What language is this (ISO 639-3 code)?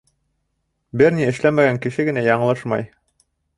bak